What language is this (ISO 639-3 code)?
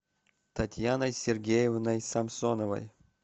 rus